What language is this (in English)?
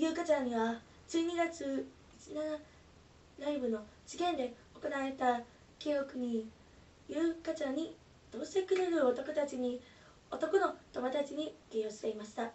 Japanese